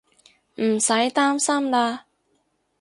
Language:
Cantonese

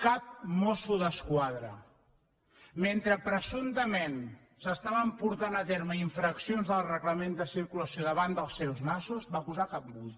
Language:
Catalan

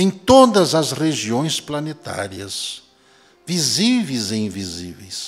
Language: Portuguese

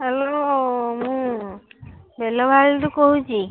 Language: Odia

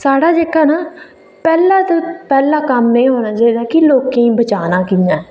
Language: Dogri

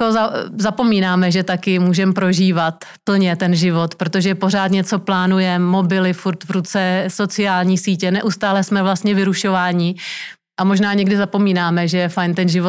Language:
Czech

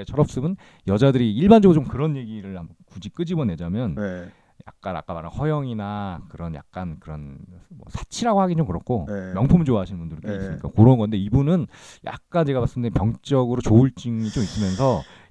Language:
Korean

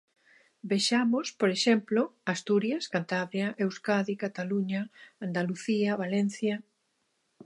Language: Galician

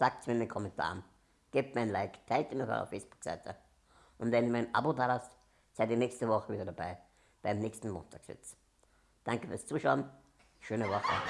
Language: German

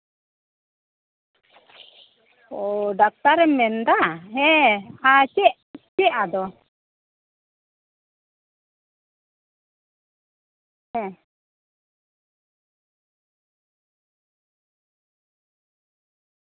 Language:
Santali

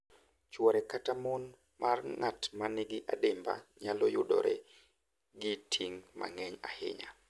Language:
Luo (Kenya and Tanzania)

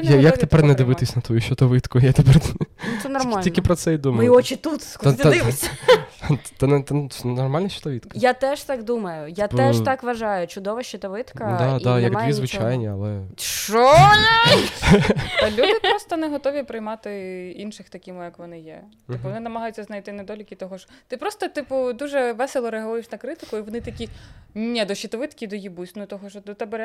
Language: Ukrainian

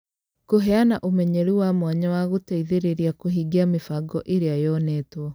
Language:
Kikuyu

